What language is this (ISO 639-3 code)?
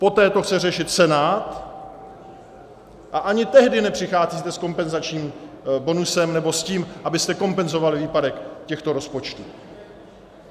ces